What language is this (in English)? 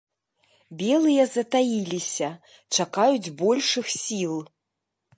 Belarusian